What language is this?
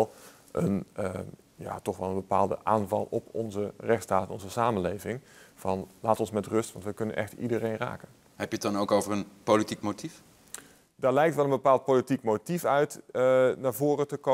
Dutch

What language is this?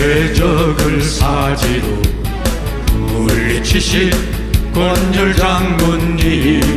Korean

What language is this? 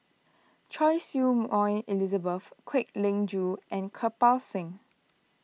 English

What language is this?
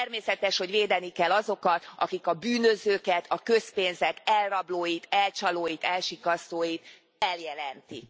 Hungarian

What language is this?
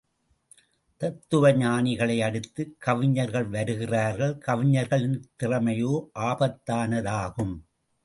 Tamil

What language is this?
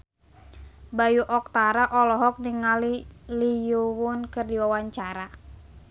Sundanese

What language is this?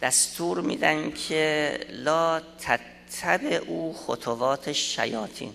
Persian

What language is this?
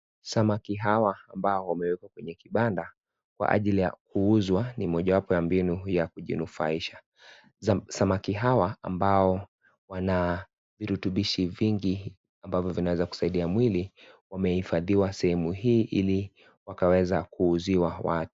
Swahili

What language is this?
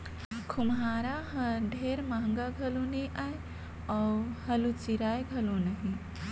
Chhattisgarhi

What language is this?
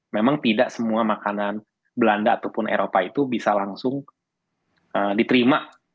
Indonesian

